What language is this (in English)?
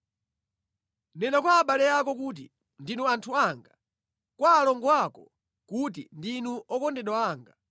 Nyanja